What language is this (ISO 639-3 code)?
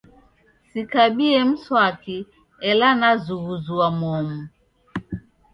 dav